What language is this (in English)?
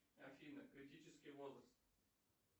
Russian